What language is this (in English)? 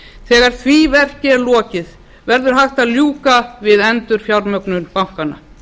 Icelandic